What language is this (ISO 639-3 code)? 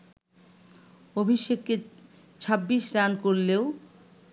ben